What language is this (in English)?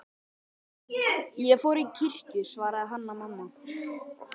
Icelandic